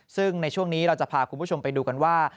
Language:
Thai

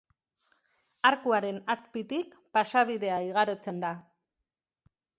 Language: Basque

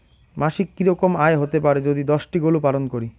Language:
Bangla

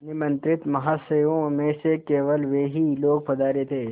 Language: Hindi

